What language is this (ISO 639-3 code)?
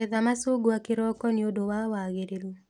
kik